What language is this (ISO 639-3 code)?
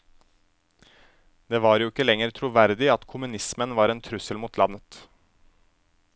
nor